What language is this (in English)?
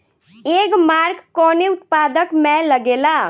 Bhojpuri